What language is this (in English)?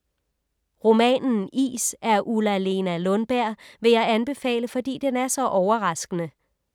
Danish